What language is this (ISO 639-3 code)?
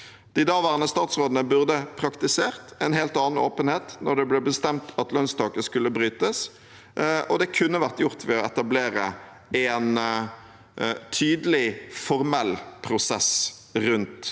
nor